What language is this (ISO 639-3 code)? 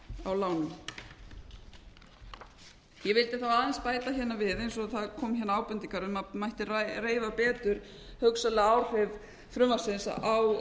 isl